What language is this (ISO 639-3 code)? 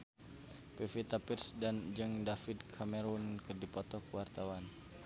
sun